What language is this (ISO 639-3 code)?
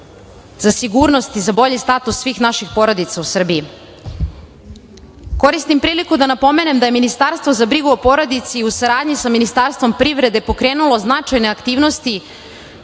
srp